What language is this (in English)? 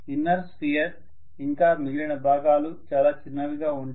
Telugu